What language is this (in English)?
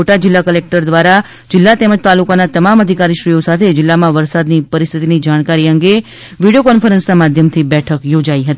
Gujarati